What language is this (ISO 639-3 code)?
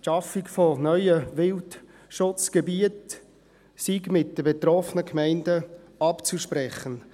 gsw